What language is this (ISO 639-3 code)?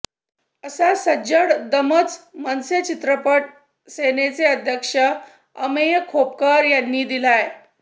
mar